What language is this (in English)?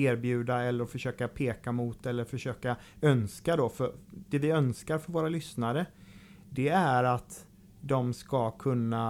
Swedish